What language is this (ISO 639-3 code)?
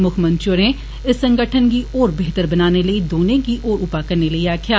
doi